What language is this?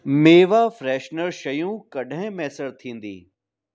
Sindhi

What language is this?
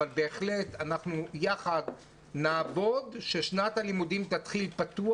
Hebrew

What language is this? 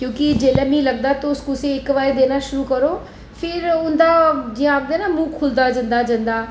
Dogri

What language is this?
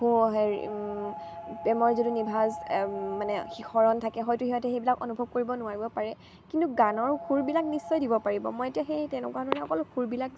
Assamese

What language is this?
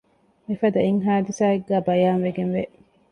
Divehi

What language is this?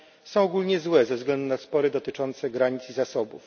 Polish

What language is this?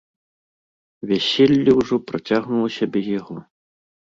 Belarusian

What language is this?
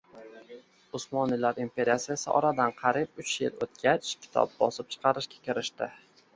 Uzbek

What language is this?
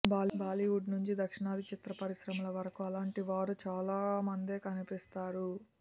Telugu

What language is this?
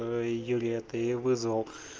Russian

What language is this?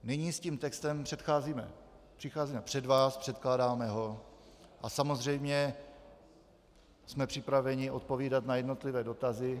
Czech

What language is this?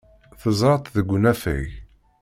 Kabyle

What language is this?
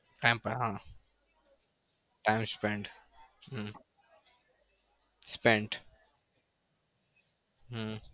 Gujarati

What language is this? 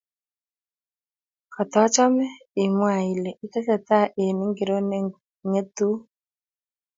Kalenjin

